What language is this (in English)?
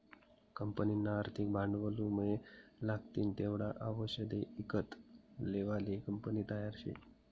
Marathi